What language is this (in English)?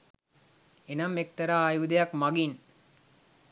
Sinhala